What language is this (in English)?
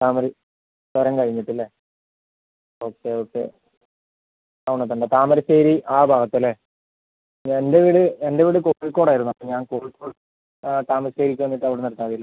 Malayalam